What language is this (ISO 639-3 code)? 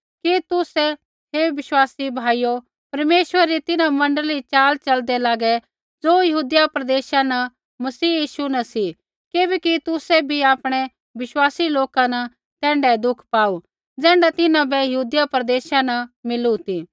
kfx